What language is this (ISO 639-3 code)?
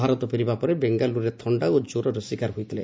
ori